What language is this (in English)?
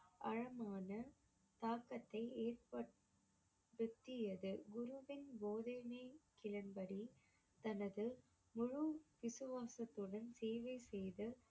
Tamil